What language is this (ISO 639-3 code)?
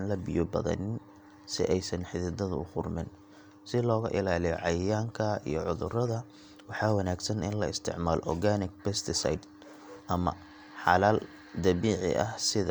som